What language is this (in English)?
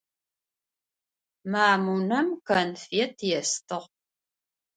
Adyghe